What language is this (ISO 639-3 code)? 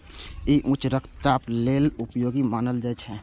mai